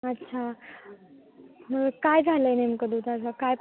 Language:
Marathi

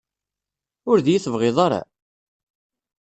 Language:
Kabyle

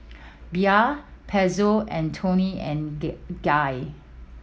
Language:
English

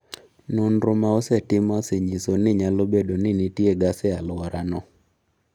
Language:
Luo (Kenya and Tanzania)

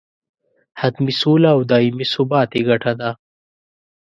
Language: Pashto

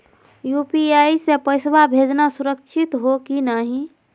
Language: Magahi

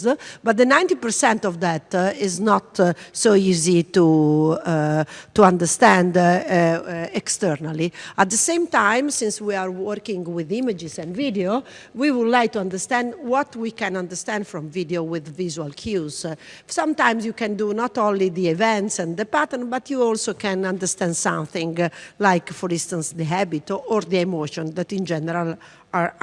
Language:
English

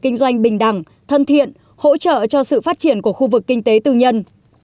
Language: Vietnamese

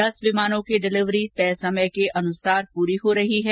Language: Hindi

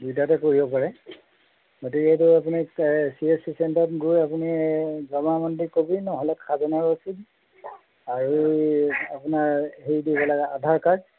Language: Assamese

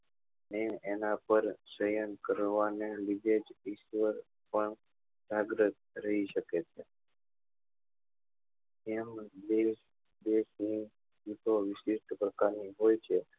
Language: Gujarati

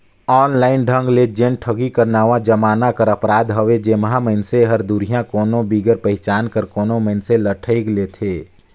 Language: Chhattisgarhi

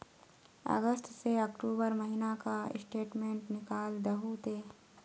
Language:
Magahi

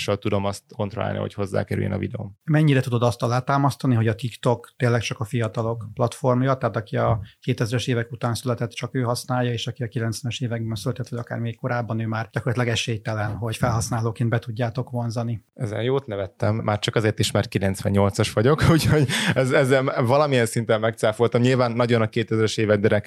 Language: Hungarian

